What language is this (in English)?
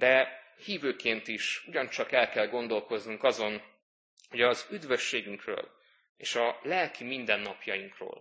Hungarian